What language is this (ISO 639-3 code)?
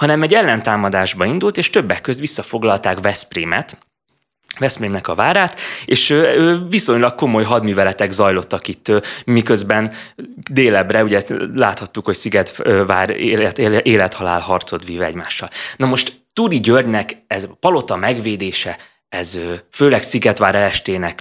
hun